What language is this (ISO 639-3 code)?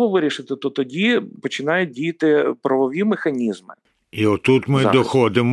ukr